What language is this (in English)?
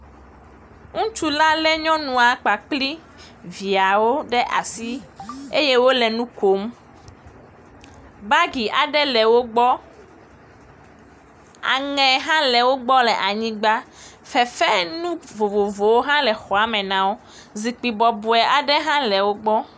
Ewe